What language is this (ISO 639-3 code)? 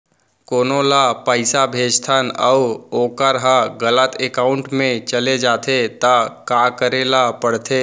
hne